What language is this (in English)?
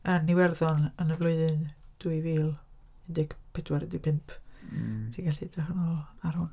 Welsh